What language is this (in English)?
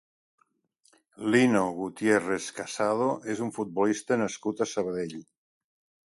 Catalan